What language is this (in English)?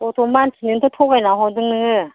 Bodo